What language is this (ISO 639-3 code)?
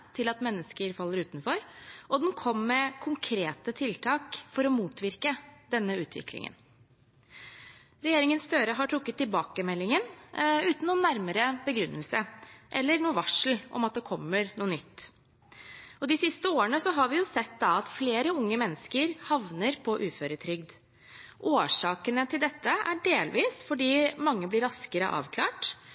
nob